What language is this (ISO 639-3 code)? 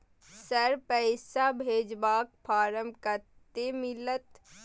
mai